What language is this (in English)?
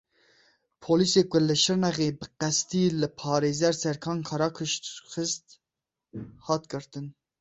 Kurdish